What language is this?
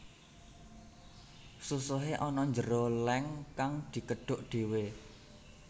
Javanese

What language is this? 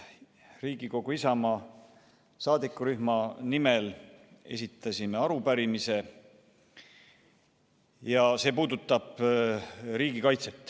Estonian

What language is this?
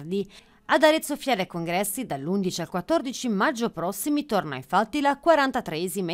Italian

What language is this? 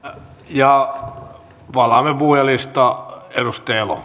Finnish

